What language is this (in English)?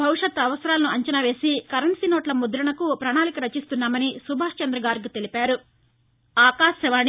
Telugu